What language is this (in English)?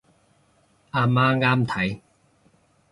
Cantonese